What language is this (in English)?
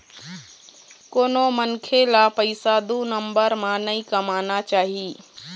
Chhattisgarhi